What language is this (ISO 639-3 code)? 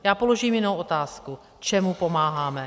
ces